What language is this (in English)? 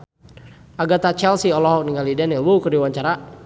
Sundanese